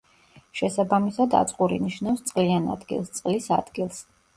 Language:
Georgian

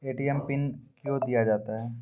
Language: Maithili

